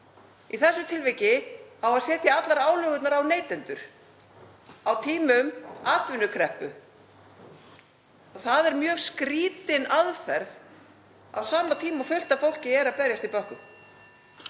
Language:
Icelandic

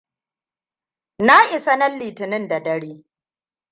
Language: Hausa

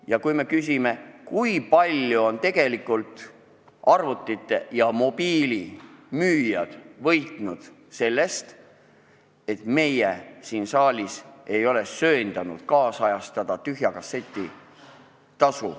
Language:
Estonian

